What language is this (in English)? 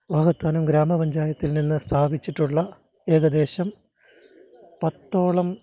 Malayalam